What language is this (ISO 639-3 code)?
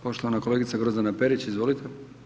hrv